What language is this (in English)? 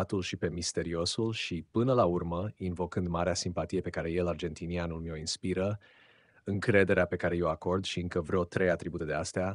Romanian